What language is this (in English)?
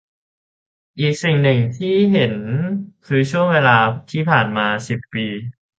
Thai